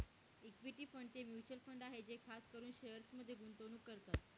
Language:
Marathi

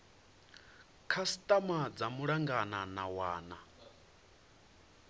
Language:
Venda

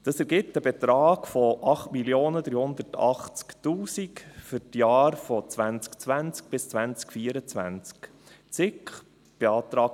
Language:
Swiss German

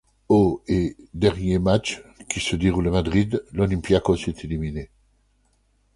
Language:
French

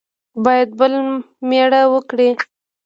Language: Pashto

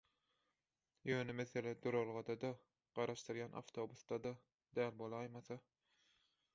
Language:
Turkmen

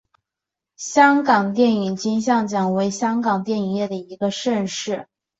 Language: Chinese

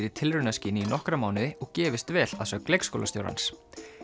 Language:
Icelandic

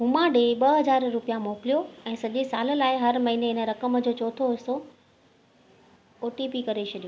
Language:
Sindhi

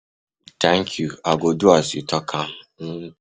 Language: Nigerian Pidgin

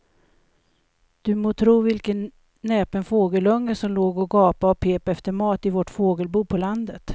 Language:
Swedish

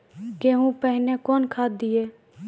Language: Maithili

